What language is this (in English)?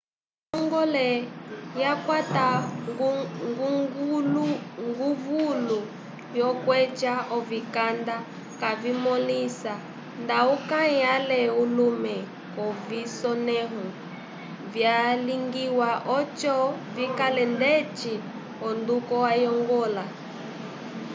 Umbundu